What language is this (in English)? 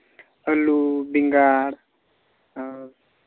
Santali